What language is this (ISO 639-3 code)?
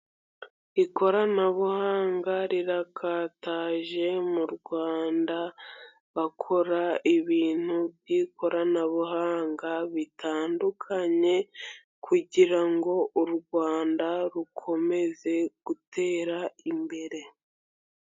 kin